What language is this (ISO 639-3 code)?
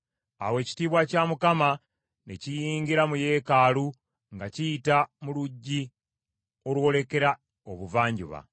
lug